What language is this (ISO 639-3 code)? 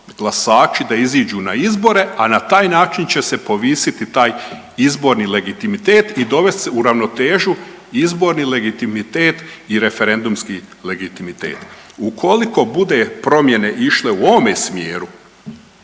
hrv